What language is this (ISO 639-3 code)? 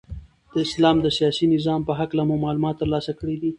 pus